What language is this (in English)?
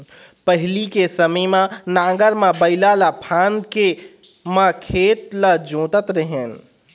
Chhattisgarhi